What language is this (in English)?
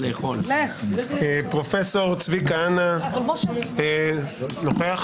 Hebrew